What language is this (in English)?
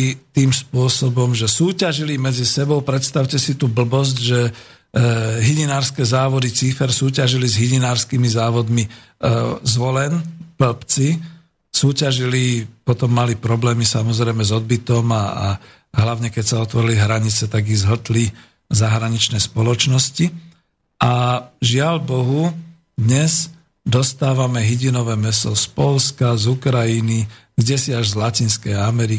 Slovak